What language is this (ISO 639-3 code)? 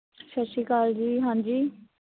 pan